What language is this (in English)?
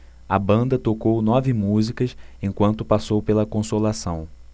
Portuguese